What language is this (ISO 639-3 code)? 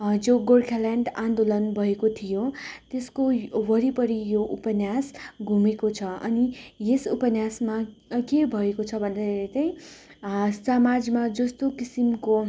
nep